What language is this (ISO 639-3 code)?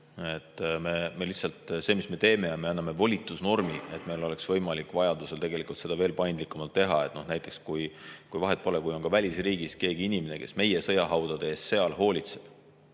est